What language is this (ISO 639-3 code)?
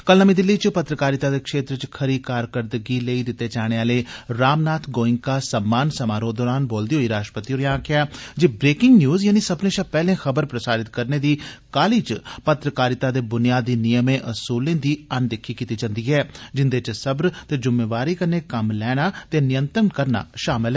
doi